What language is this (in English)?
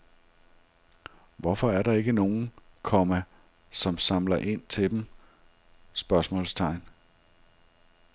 Danish